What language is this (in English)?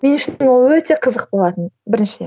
Kazakh